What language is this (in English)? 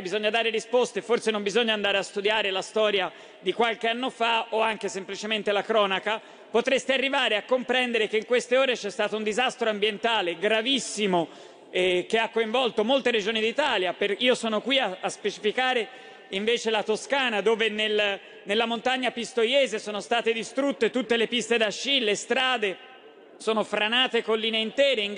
Italian